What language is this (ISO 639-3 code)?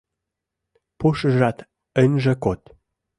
chm